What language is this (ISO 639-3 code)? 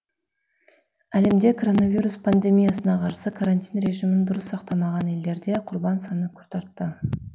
kaz